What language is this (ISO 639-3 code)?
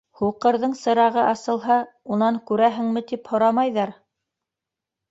bak